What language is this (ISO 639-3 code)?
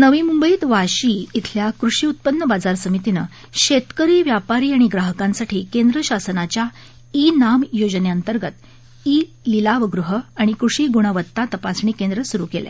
mar